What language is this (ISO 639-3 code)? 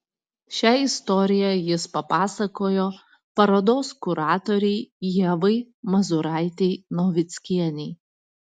lit